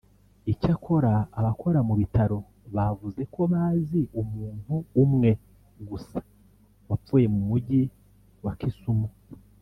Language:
Kinyarwanda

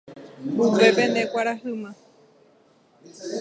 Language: Guarani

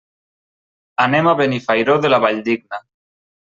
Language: Catalan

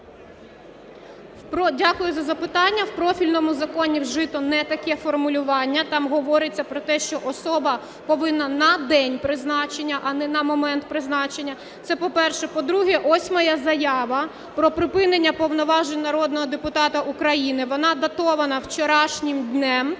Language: Ukrainian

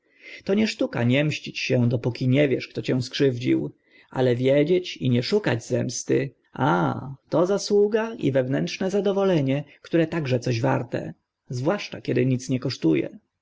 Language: Polish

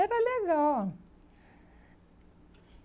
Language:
Portuguese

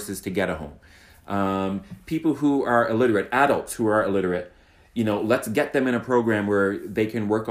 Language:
English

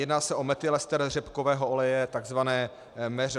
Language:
Czech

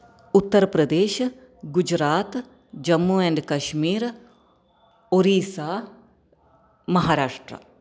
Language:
Sanskrit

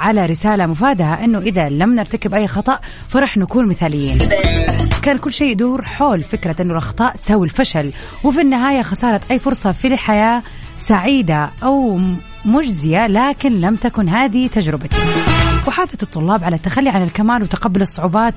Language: Arabic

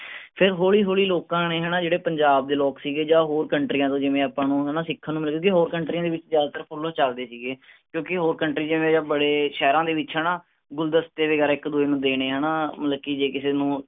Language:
Punjabi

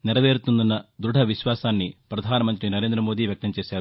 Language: Telugu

